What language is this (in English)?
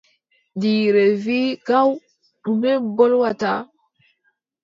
Adamawa Fulfulde